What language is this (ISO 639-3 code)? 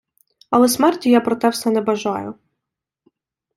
ukr